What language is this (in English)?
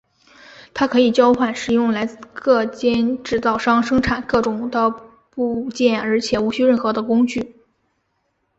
Chinese